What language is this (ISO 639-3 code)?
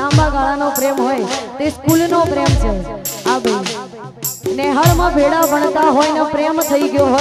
ara